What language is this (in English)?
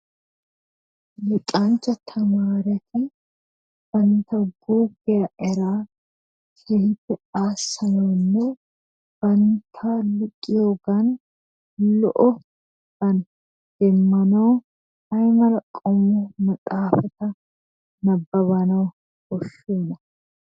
Wolaytta